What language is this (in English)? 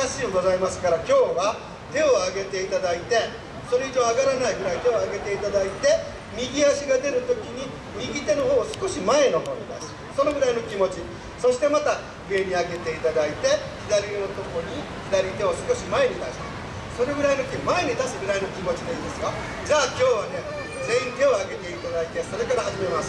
Japanese